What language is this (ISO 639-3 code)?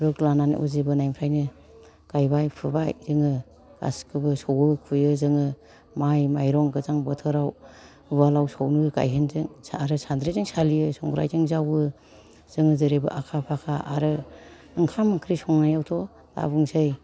brx